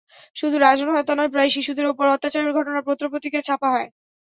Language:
Bangla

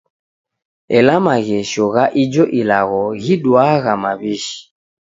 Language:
Taita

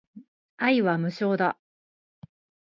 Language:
Japanese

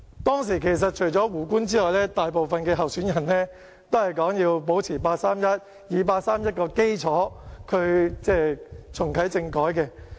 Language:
Cantonese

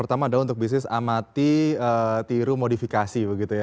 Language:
Indonesian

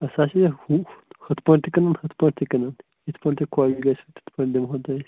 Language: Kashmiri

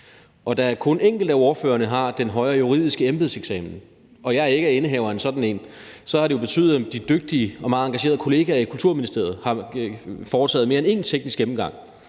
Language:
Danish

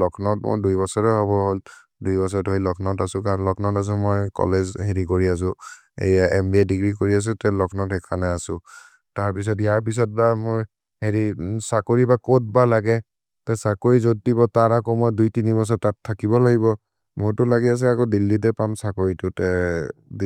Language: Maria (India)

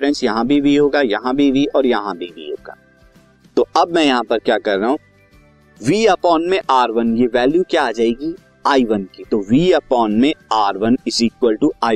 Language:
Hindi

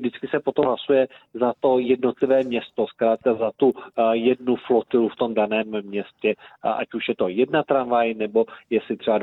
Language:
Czech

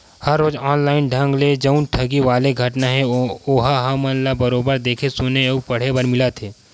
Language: Chhattisgarhi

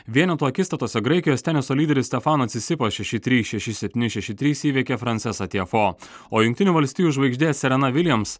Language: Lithuanian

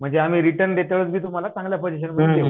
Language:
Marathi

